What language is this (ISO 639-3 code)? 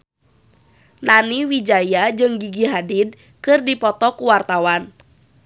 sun